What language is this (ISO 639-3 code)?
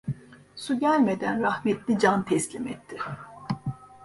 tur